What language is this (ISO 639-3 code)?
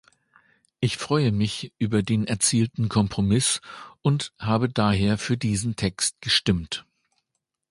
deu